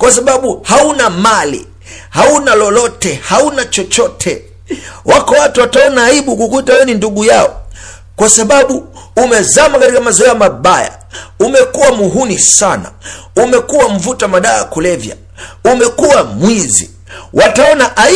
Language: Swahili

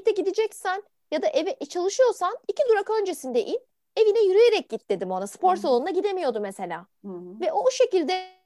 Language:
Turkish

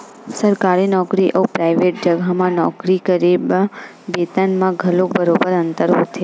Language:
Chhattisgarhi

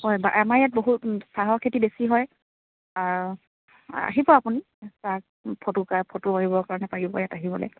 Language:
Assamese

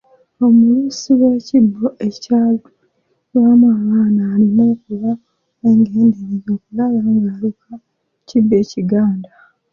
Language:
Ganda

